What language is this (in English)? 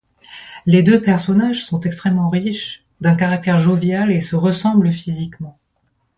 French